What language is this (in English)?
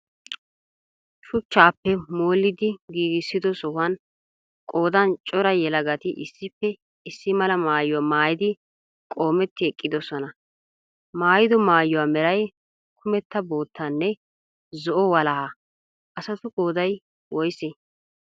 Wolaytta